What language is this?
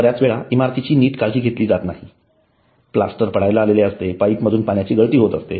Marathi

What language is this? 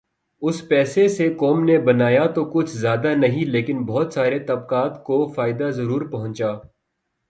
Urdu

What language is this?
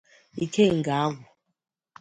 Igbo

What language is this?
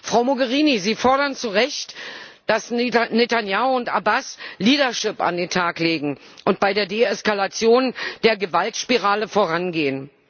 German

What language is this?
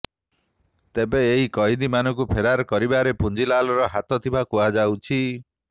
Odia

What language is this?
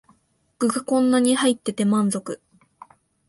Japanese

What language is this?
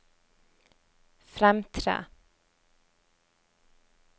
Norwegian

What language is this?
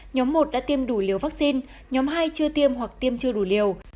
Vietnamese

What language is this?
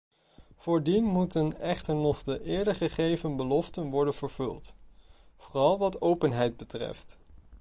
Dutch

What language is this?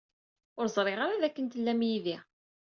Kabyle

